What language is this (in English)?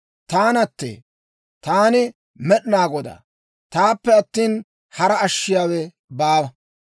Dawro